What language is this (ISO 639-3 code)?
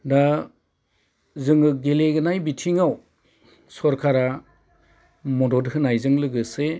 brx